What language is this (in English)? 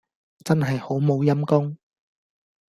Cantonese